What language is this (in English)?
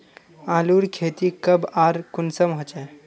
Magahi